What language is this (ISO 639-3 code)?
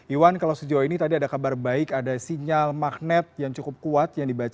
ind